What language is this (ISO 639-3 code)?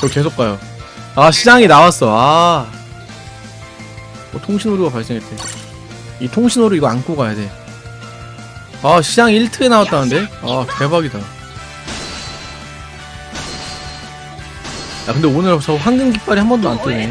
kor